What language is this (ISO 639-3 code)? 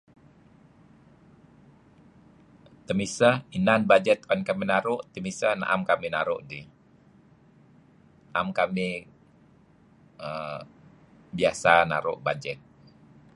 kzi